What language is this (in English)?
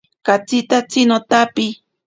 Ashéninka Perené